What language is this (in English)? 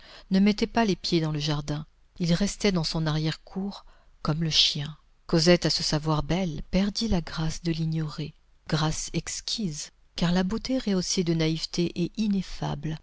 French